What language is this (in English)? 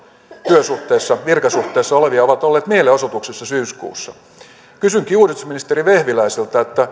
Finnish